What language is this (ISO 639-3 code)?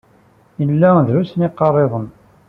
kab